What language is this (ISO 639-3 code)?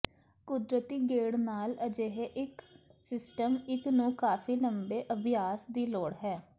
pan